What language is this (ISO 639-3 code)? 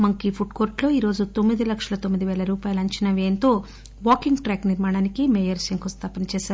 tel